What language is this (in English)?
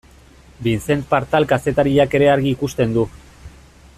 Basque